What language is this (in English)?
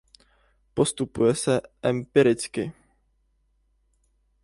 Czech